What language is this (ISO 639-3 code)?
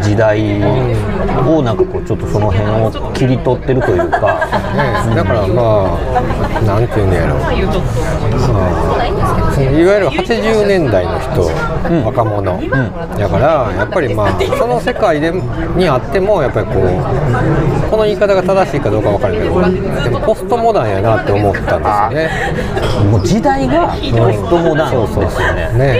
jpn